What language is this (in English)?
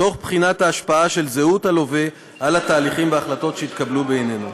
Hebrew